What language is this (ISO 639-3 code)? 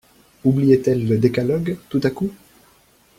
fra